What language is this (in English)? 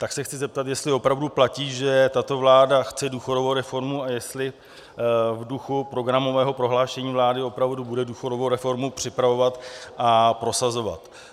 Czech